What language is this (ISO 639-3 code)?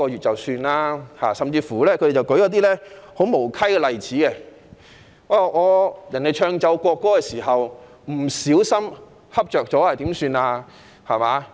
yue